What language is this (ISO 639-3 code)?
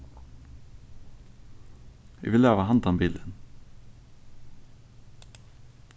fao